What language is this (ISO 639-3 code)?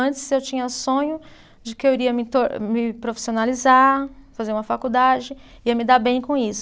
por